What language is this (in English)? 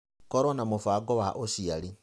Kikuyu